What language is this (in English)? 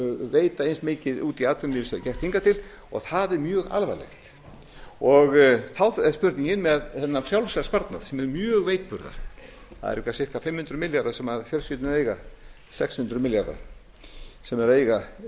Icelandic